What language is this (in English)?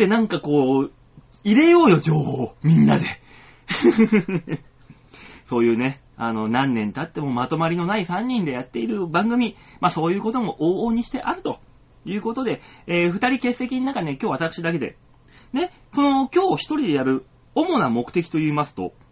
Japanese